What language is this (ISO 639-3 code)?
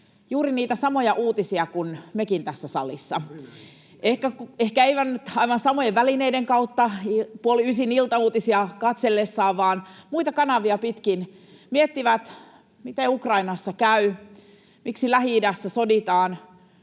fin